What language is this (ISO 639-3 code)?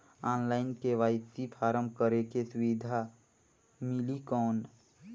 hne